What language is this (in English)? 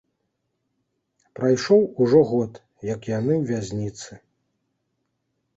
Belarusian